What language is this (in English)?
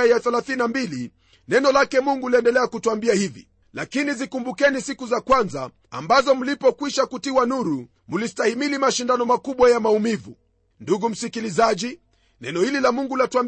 Swahili